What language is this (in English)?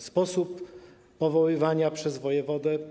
Polish